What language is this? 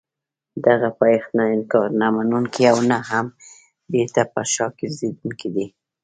Pashto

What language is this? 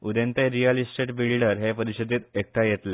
Konkani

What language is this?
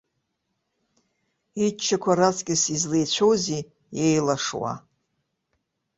Abkhazian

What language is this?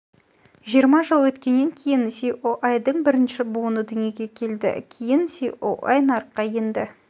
Kazakh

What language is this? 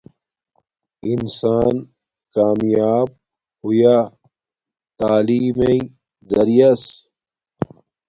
Domaaki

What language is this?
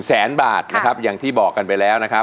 Thai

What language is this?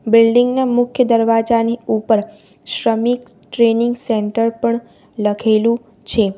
Gujarati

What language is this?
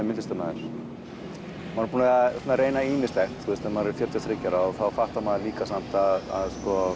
Icelandic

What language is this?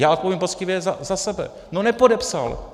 Czech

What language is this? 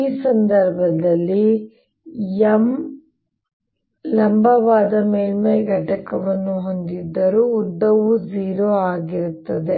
Kannada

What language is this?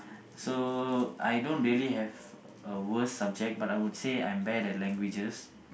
English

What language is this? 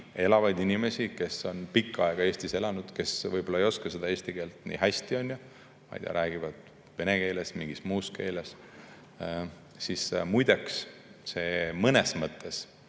Estonian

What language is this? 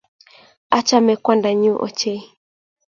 Kalenjin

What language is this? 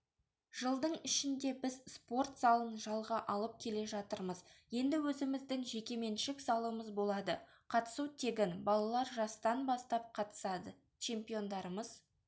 Kazakh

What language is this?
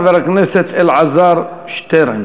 Hebrew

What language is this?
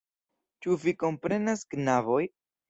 Esperanto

